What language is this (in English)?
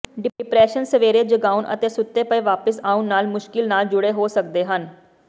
Punjabi